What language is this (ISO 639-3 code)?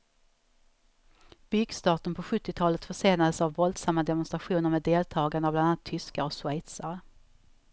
swe